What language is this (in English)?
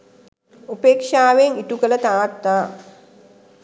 Sinhala